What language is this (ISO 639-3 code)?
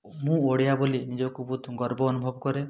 ori